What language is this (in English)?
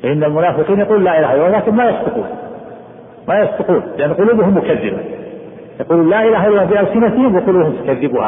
Arabic